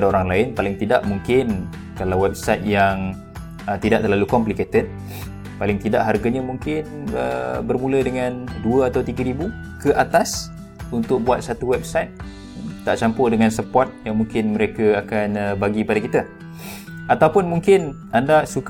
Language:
Malay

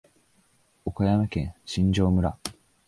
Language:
Japanese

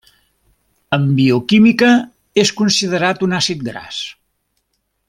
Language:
Catalan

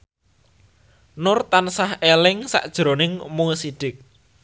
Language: Javanese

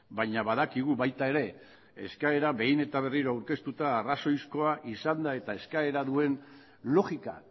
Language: Basque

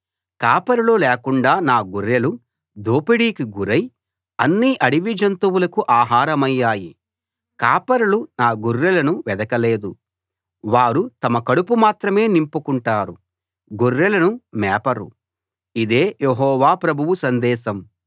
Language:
Telugu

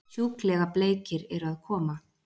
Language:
Icelandic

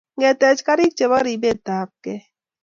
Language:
Kalenjin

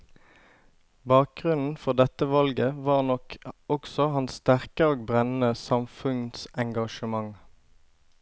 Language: Norwegian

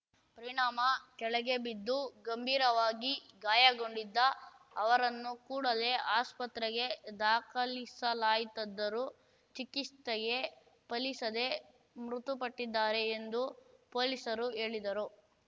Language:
Kannada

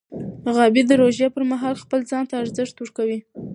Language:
Pashto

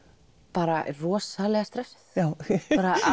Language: Icelandic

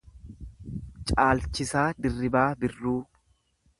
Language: Oromo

